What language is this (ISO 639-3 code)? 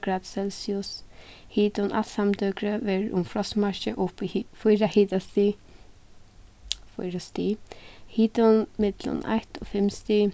fao